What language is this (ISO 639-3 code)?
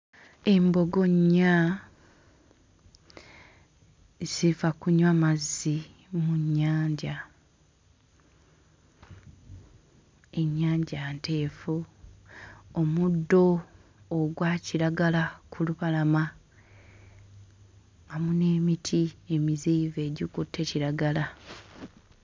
lug